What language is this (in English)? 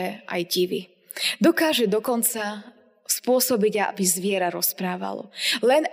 Slovak